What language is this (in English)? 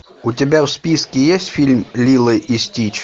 Russian